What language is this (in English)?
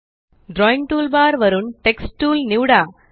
Marathi